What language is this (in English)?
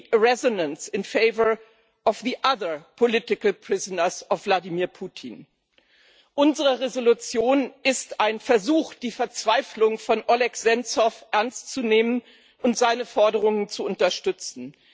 German